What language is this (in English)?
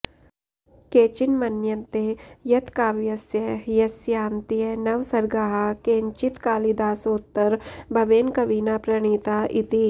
Sanskrit